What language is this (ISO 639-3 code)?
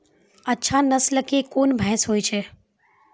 mai